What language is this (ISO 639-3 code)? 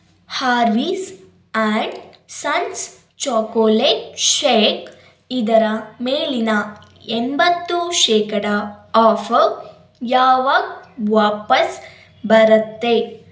kan